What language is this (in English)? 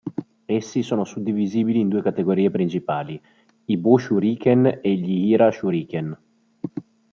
Italian